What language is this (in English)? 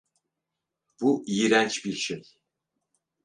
Turkish